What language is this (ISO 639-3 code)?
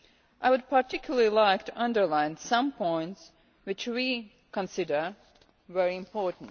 eng